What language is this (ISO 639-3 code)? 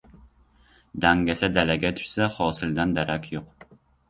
uzb